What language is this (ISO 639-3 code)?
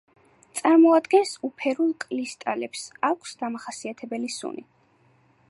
kat